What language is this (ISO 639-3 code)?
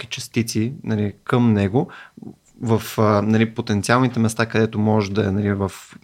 bul